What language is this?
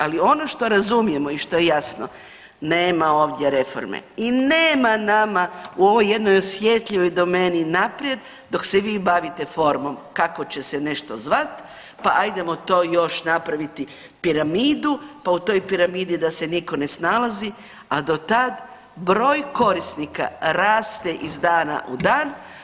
Croatian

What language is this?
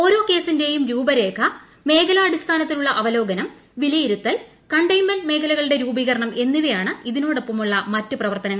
Malayalam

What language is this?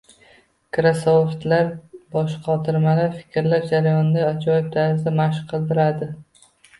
Uzbek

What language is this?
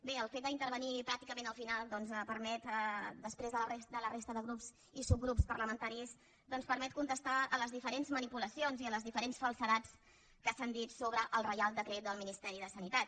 Catalan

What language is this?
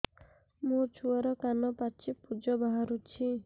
Odia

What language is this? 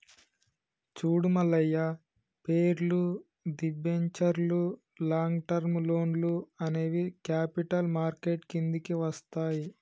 Telugu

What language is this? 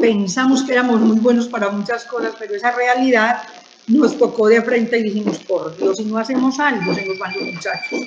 Spanish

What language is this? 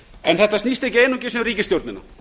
Icelandic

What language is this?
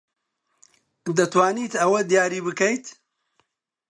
Central Kurdish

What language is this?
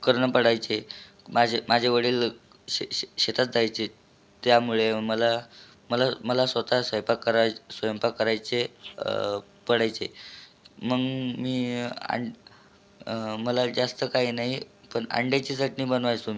Marathi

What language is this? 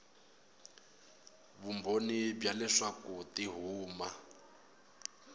Tsonga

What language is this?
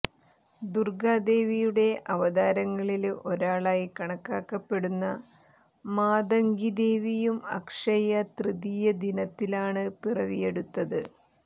Malayalam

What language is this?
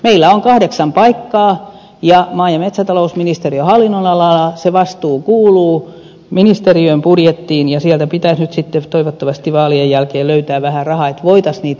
Finnish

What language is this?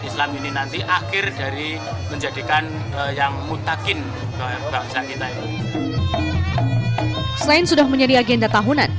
Indonesian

